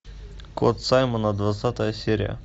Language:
Russian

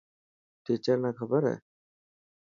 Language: Dhatki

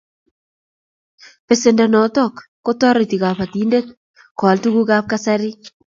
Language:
Kalenjin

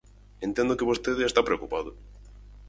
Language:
Galician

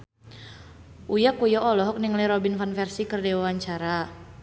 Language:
Sundanese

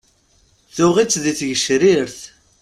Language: Kabyle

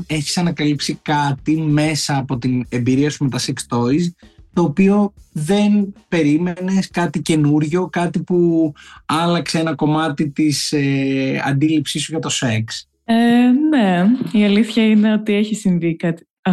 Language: Greek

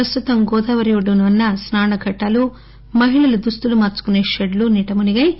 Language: Telugu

